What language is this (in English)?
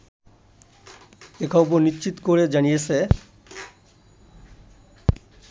Bangla